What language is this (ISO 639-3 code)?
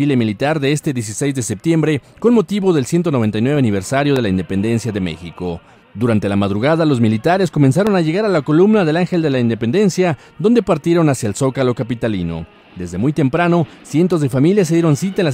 spa